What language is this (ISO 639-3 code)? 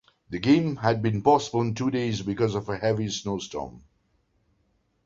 eng